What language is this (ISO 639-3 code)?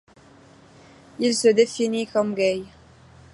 fra